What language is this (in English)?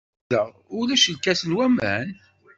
Kabyle